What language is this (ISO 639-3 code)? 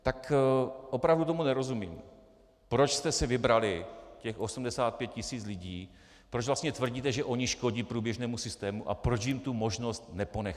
ces